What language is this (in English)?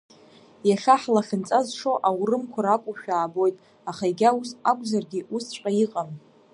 Abkhazian